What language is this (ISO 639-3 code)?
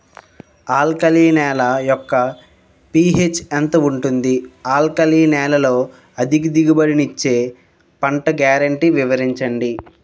tel